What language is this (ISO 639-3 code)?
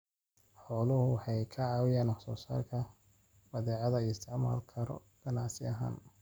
som